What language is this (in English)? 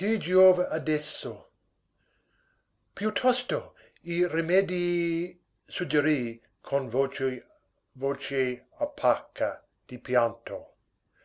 Italian